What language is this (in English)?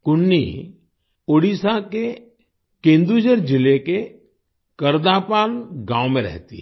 Hindi